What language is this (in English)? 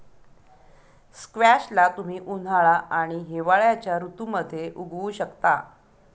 Marathi